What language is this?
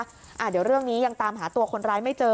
Thai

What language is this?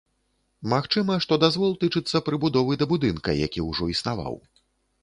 Belarusian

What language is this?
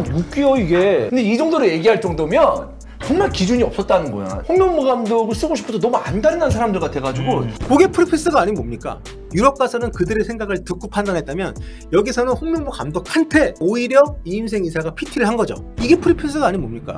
Korean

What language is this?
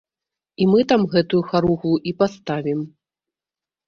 Belarusian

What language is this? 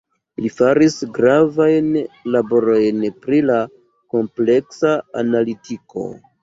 Esperanto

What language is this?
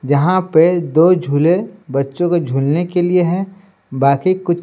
Hindi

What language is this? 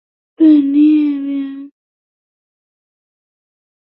Chinese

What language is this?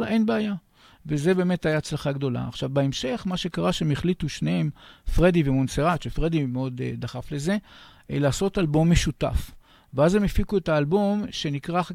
Hebrew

